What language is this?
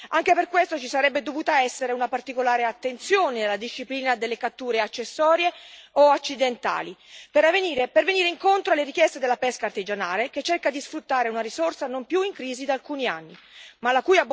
Italian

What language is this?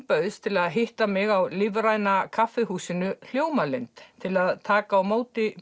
Icelandic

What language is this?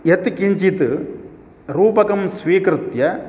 Sanskrit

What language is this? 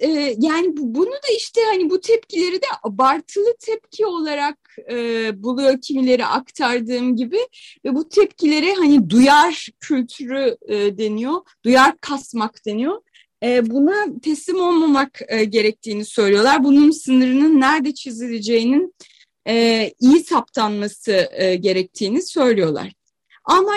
Turkish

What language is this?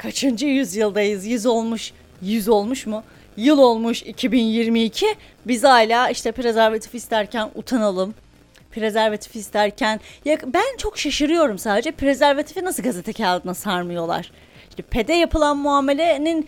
Turkish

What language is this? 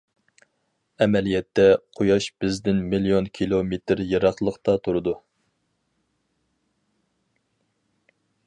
Uyghur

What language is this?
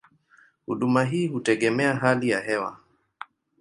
Swahili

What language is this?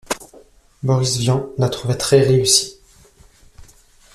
French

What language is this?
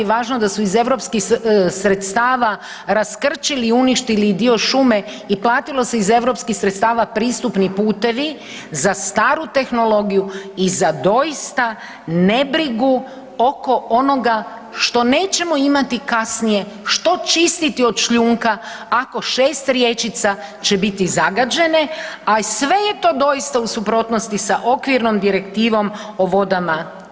Croatian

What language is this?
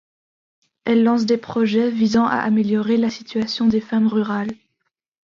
French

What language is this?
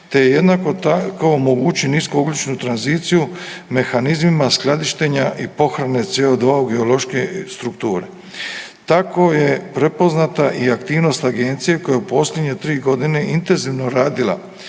Croatian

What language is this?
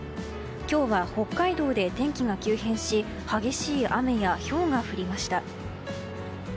Japanese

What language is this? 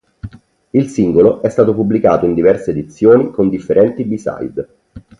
Italian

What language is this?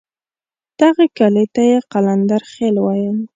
Pashto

